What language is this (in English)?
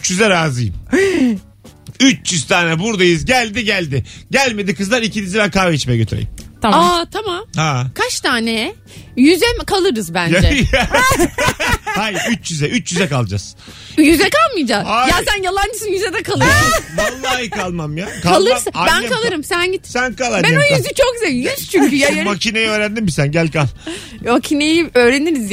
Turkish